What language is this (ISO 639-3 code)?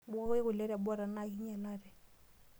mas